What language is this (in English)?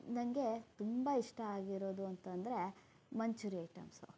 Kannada